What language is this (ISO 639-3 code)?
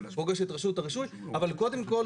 heb